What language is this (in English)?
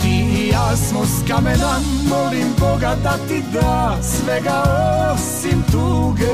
Croatian